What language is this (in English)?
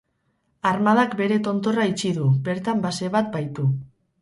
Basque